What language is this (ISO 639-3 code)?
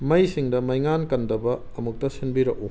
mni